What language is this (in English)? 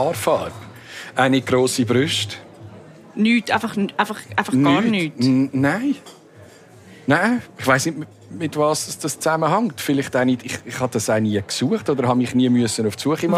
German